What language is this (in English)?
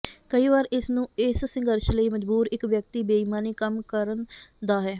Punjabi